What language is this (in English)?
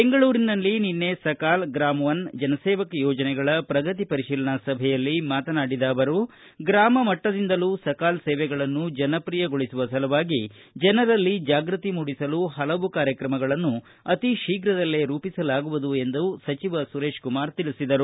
Kannada